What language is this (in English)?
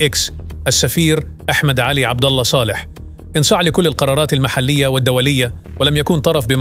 Arabic